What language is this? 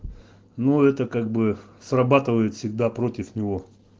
Russian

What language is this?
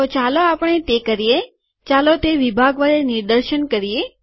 Gujarati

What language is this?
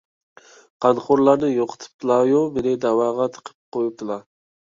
Uyghur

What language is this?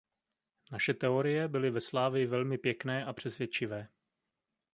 Czech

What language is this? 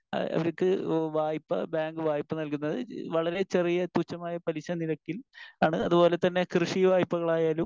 Malayalam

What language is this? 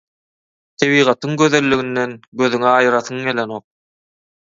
Turkmen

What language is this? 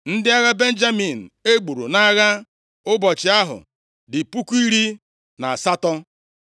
Igbo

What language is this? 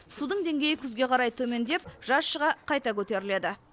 Kazakh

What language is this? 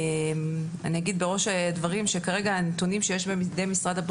Hebrew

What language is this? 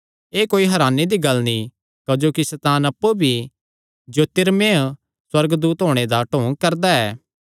Kangri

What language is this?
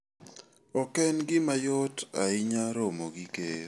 Luo (Kenya and Tanzania)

